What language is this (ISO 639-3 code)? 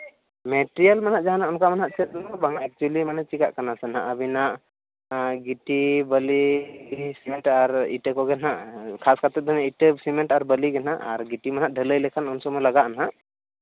sat